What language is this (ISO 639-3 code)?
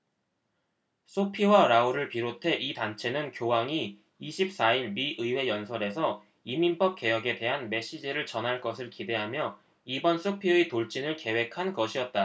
kor